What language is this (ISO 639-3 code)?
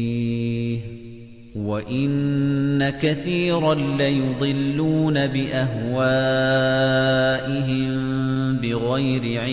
ara